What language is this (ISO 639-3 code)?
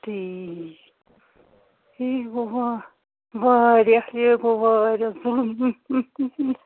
kas